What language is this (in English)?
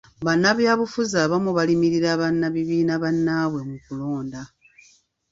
Ganda